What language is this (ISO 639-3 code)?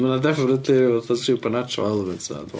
cym